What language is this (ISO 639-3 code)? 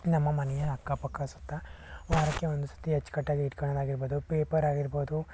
kan